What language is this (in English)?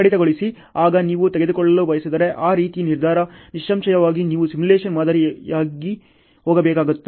Kannada